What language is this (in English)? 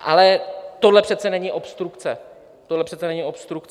Czech